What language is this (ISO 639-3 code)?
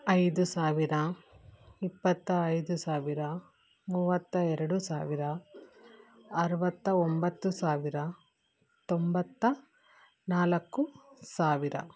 kan